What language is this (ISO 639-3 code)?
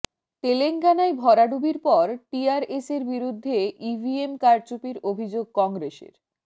ben